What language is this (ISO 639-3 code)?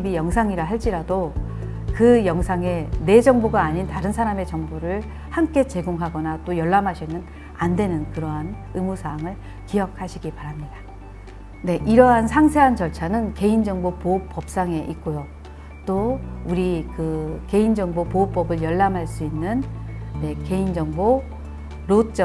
kor